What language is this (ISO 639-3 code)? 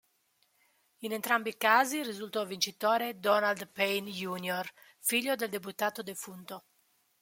ita